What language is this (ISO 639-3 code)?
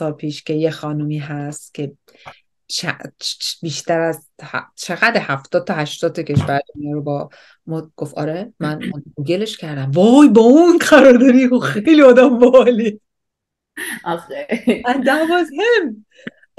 fas